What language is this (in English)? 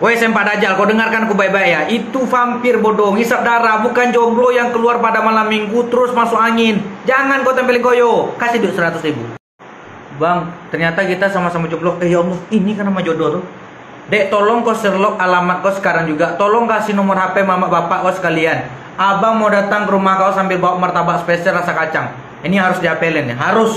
Indonesian